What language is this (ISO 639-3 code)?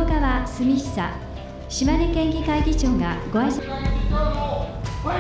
kor